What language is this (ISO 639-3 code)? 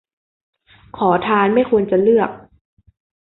tha